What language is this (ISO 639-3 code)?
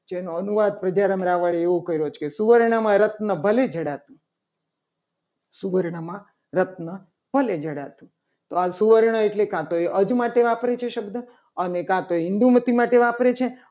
guj